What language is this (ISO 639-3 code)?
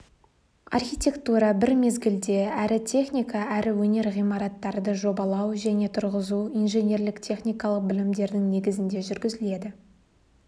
kaz